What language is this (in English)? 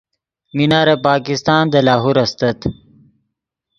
Yidgha